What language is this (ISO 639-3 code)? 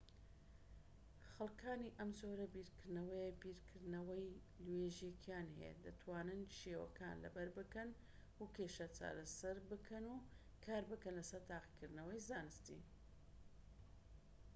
ckb